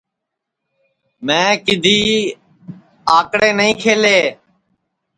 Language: Sansi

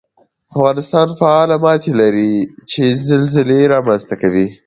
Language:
Pashto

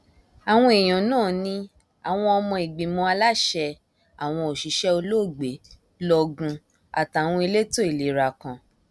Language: Yoruba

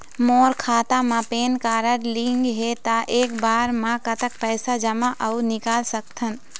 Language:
Chhattisgarhi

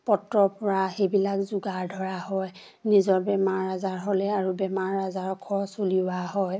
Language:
Assamese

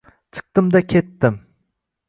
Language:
Uzbek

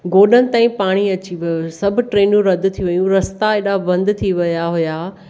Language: Sindhi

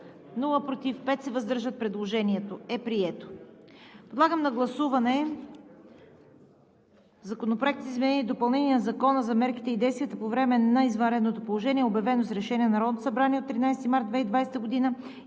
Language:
Bulgarian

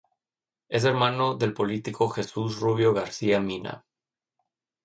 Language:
Spanish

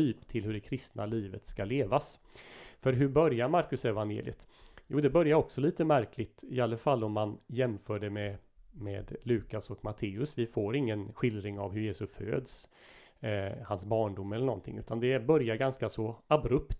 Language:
Swedish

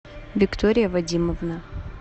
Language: Russian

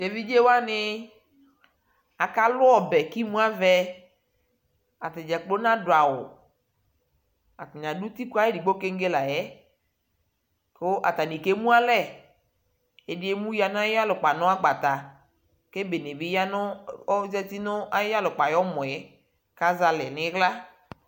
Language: Ikposo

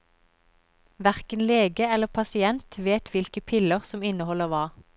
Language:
Norwegian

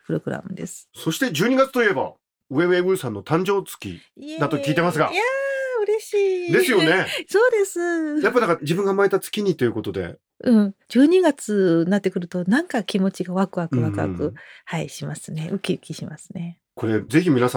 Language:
Japanese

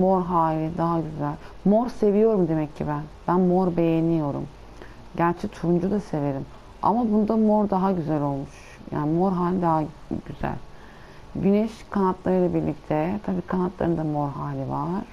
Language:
Turkish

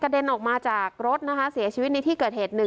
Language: Thai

